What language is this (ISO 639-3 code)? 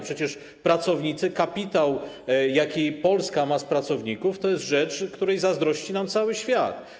pol